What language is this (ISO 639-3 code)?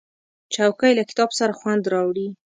pus